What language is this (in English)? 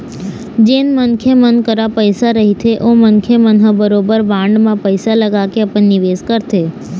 Chhattisgarhi